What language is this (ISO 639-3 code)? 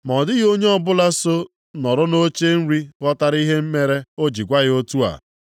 ibo